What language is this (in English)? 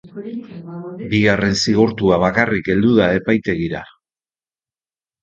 Basque